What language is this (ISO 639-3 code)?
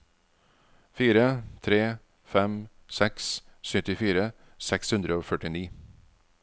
nor